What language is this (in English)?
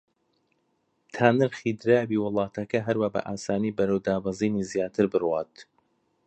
Central Kurdish